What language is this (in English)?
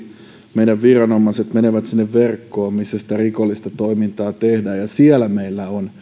Finnish